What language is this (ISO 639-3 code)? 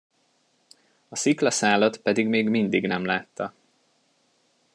hun